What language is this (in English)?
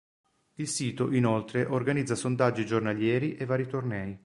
Italian